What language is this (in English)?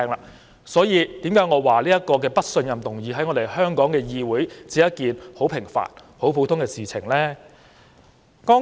Cantonese